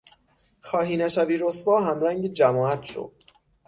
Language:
Persian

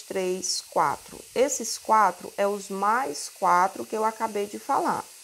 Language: Portuguese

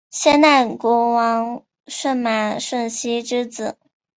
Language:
Chinese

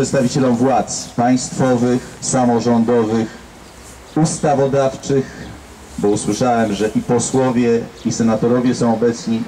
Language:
Polish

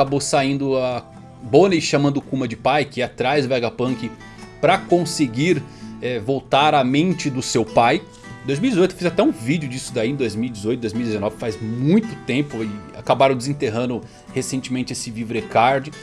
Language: Portuguese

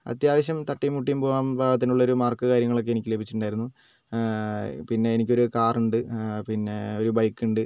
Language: Malayalam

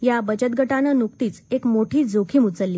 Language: Marathi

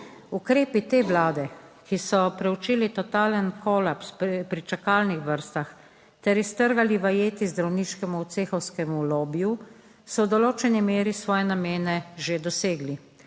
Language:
Slovenian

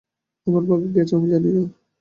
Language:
Bangla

